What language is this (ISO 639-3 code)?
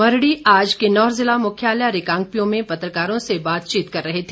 hin